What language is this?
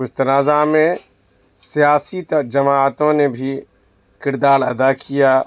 Urdu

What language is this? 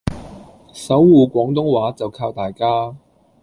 Cantonese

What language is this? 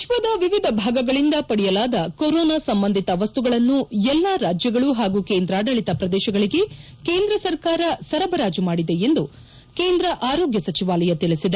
Kannada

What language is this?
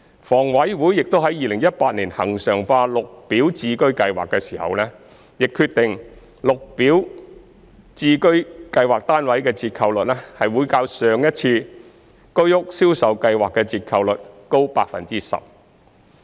Cantonese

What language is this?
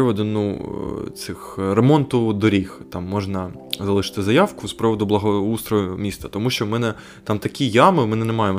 Ukrainian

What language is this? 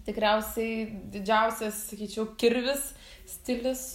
Lithuanian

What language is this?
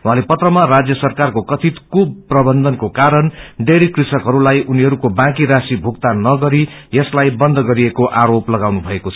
Nepali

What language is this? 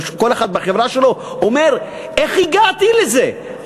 Hebrew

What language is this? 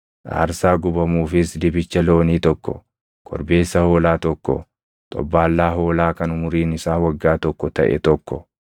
Oromo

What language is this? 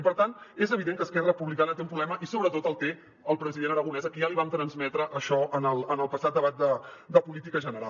Catalan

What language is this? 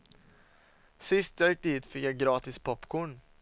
Swedish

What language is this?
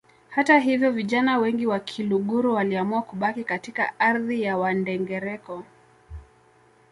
Swahili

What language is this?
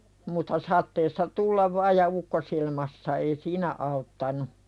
Finnish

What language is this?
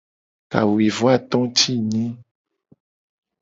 Gen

